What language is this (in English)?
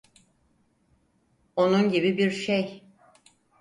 Turkish